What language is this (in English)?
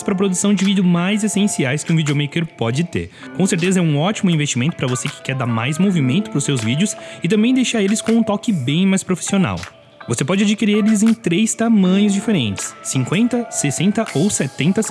Portuguese